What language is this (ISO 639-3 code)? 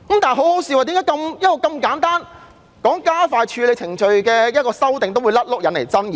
yue